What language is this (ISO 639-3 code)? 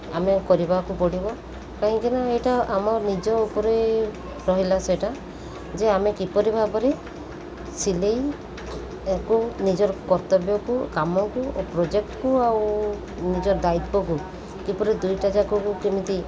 ori